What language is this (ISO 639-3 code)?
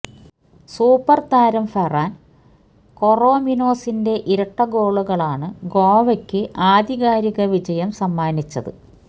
mal